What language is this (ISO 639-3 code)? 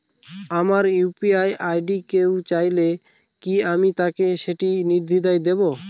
ben